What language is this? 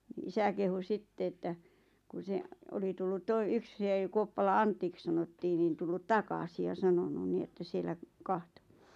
Finnish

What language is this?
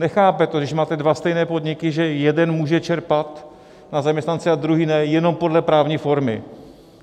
Czech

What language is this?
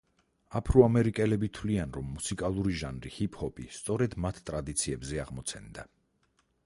Georgian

